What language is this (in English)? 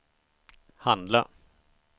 Swedish